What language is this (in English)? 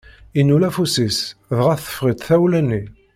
Kabyle